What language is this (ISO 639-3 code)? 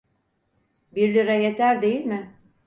tur